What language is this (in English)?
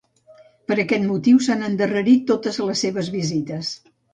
Catalan